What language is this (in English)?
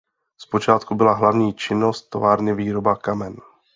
Czech